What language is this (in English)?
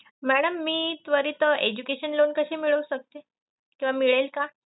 Marathi